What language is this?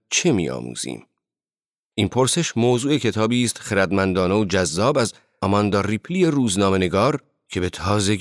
Persian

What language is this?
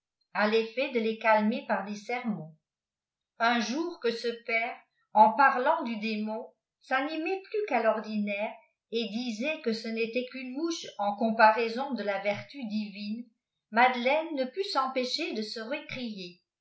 French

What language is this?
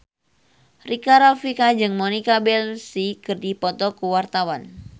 Sundanese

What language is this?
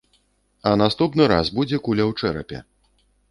Belarusian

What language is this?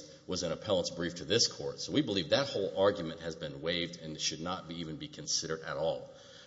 English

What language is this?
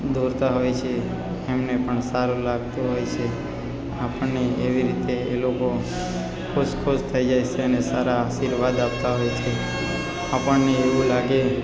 Gujarati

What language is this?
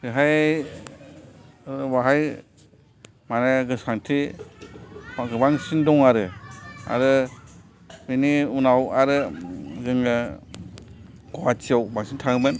Bodo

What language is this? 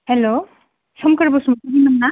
Bodo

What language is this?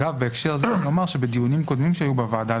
Hebrew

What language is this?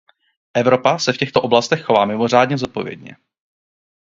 Czech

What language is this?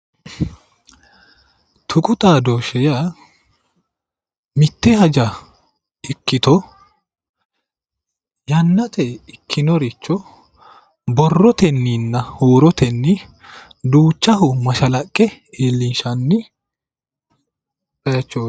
Sidamo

